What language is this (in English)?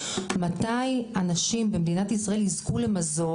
Hebrew